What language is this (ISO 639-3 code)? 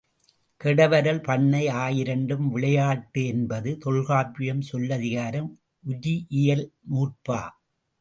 tam